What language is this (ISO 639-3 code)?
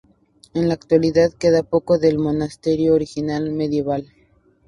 spa